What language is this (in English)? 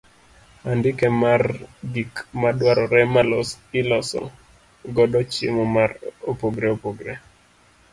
Luo (Kenya and Tanzania)